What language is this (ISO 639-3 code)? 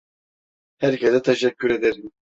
tur